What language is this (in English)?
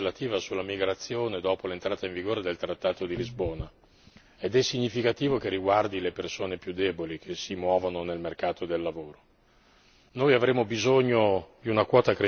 Italian